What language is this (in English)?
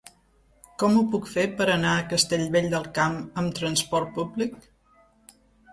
Catalan